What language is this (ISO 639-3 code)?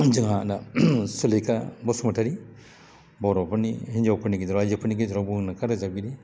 brx